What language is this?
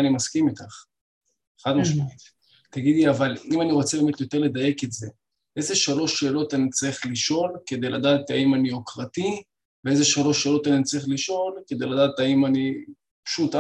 Hebrew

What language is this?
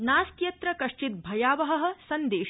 Sanskrit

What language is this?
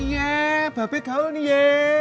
Indonesian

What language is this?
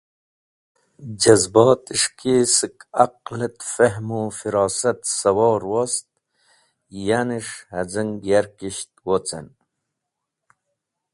Wakhi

